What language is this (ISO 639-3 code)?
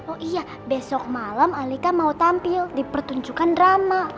ind